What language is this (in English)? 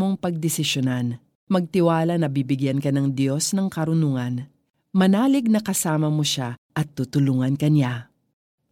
Filipino